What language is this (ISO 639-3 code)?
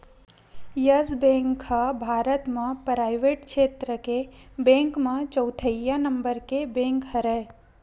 hne